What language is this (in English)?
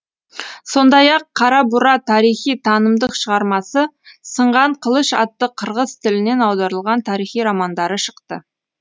Kazakh